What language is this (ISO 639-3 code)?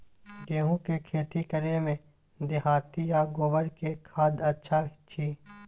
mai